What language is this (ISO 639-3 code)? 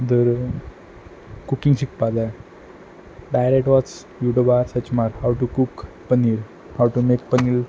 kok